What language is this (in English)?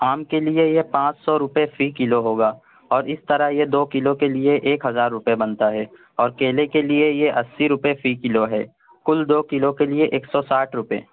Urdu